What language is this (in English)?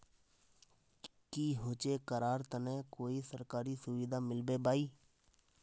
Magahi